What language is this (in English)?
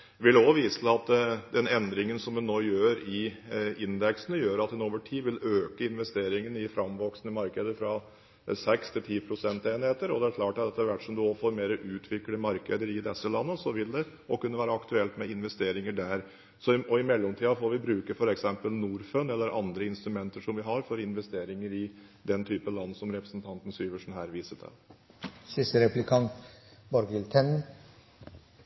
Norwegian Bokmål